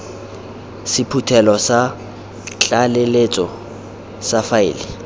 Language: Tswana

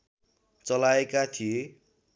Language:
Nepali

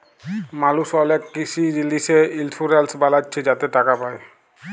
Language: Bangla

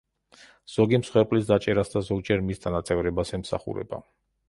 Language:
Georgian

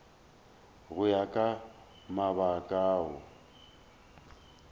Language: Northern Sotho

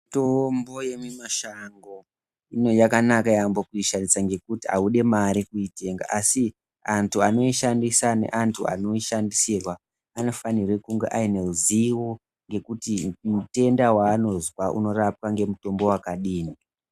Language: Ndau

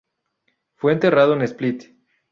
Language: Spanish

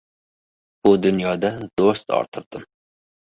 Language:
Uzbek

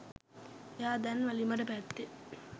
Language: Sinhala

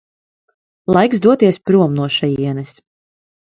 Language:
Latvian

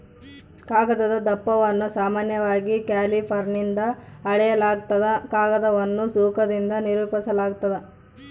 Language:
Kannada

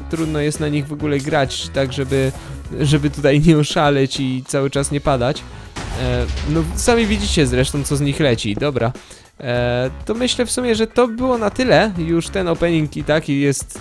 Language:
Polish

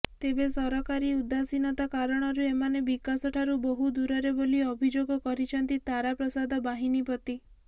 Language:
Odia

